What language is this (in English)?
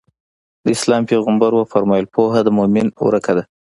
Pashto